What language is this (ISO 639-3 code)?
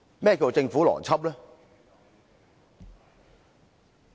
yue